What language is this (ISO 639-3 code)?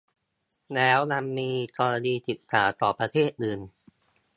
tha